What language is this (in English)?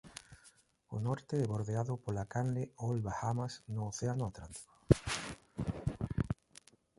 Galician